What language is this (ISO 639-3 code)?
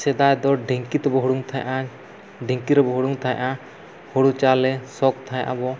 sat